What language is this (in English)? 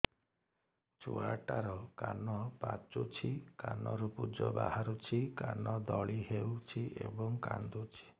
Odia